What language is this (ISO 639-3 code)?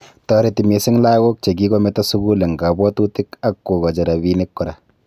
kln